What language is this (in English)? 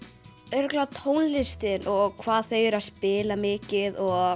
Icelandic